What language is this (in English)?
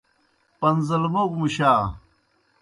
Kohistani Shina